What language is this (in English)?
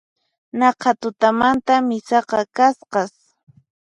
Puno Quechua